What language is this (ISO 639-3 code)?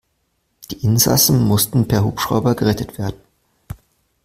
deu